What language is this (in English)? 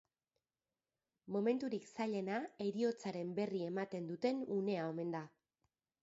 Basque